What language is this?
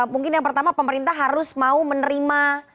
Indonesian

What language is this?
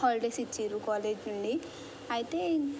Telugu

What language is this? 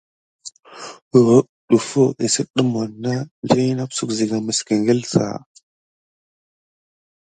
Gidar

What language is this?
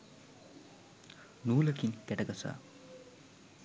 Sinhala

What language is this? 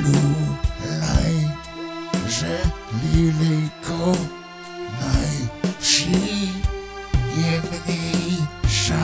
Spanish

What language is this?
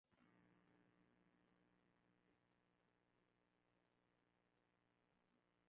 Swahili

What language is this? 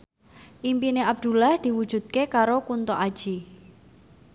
Javanese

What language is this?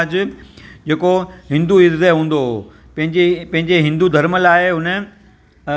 Sindhi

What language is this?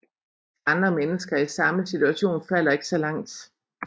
Danish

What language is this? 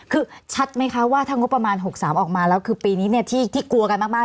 Thai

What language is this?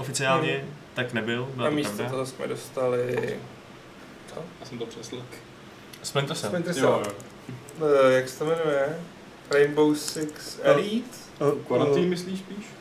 Czech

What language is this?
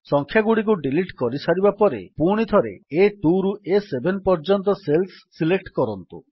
Odia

